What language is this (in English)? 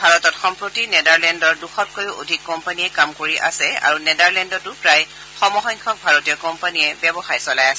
Assamese